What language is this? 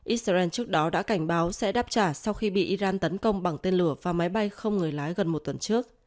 Vietnamese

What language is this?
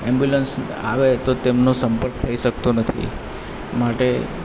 Gujarati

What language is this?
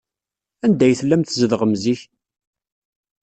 Kabyle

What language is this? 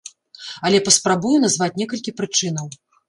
Belarusian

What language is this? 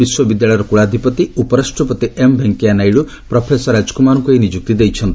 Odia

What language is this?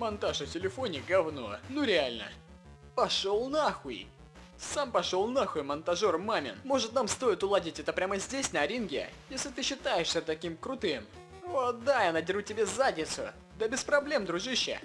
Russian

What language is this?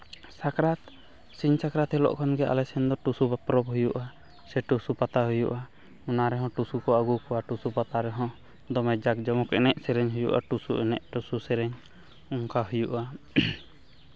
Santali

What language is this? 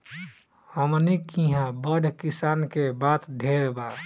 Bhojpuri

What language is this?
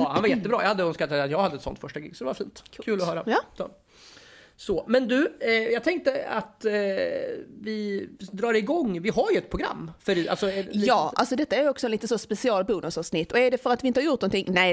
Swedish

